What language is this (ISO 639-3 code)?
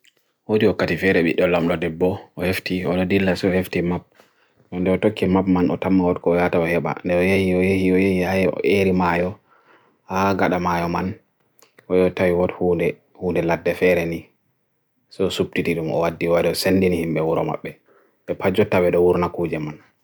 fui